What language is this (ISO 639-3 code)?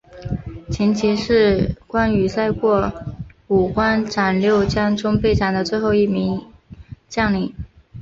zho